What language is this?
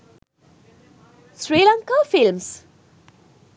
Sinhala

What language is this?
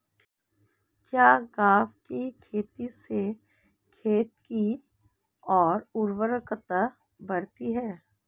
Hindi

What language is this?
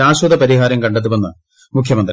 Malayalam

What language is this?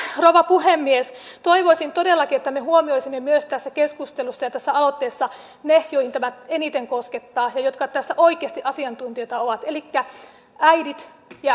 Finnish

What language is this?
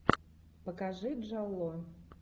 Russian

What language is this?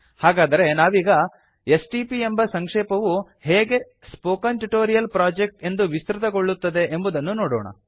Kannada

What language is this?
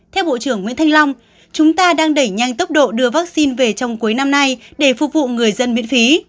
Vietnamese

